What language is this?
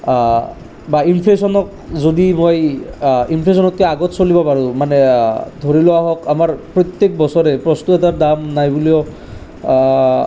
Assamese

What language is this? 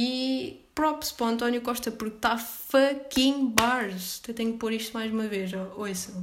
Portuguese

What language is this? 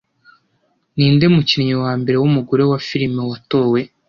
Kinyarwanda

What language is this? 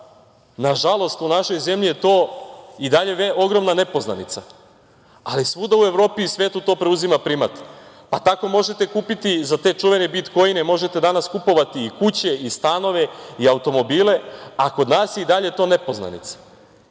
Serbian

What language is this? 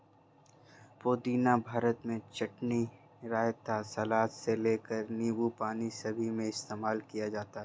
Hindi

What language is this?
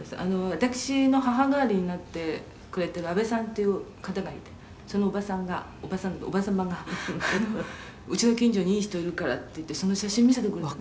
Japanese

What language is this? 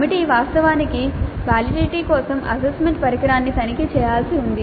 Telugu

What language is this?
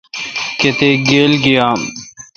Kalkoti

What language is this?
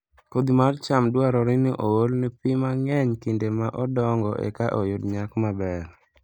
Luo (Kenya and Tanzania)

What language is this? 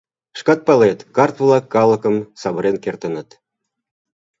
Mari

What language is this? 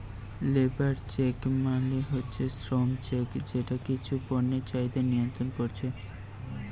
Bangla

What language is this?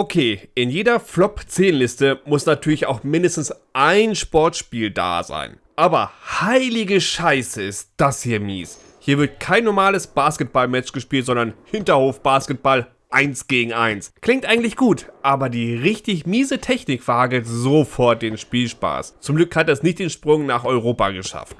German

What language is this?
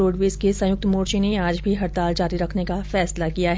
Hindi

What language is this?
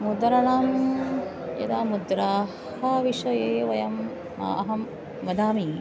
Sanskrit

